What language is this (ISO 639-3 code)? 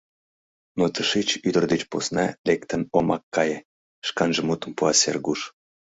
chm